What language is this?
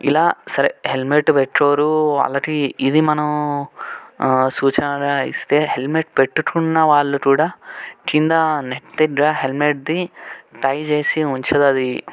Telugu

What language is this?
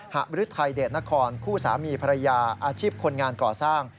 Thai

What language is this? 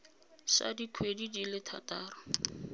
Tswana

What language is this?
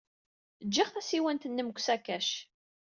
Kabyle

